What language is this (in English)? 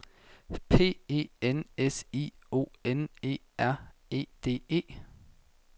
Danish